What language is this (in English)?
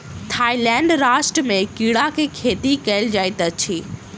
Maithili